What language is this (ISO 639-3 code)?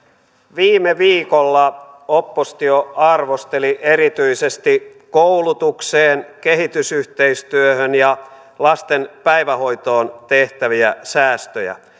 fin